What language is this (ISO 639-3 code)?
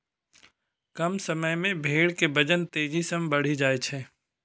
mai